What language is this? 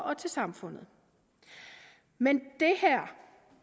Danish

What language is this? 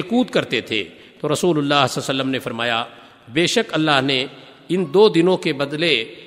Urdu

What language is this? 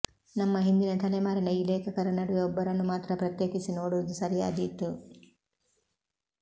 Kannada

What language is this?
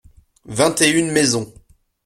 French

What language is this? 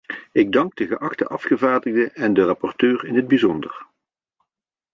Dutch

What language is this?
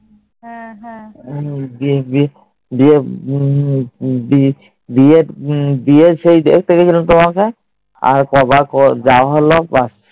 Bangla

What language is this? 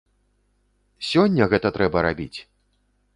Belarusian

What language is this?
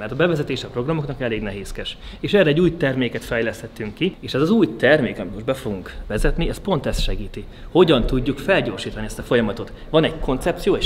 Hungarian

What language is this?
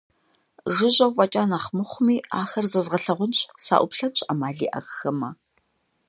Kabardian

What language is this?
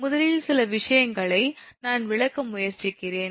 Tamil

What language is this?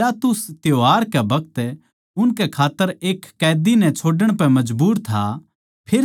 Haryanvi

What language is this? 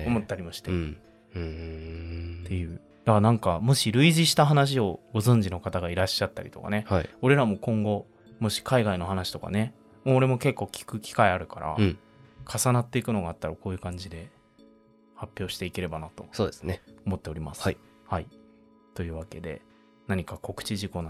Japanese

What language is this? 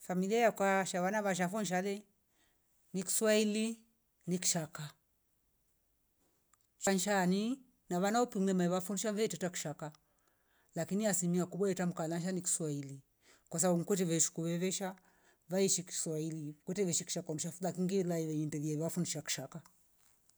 Rombo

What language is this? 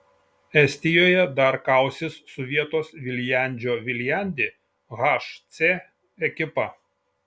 Lithuanian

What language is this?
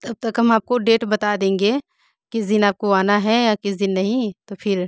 Hindi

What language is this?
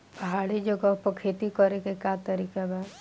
Bhojpuri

